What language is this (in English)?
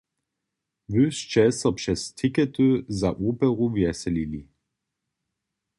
Upper Sorbian